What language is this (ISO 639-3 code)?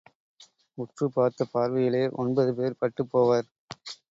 tam